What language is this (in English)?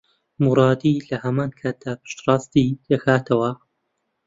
Central Kurdish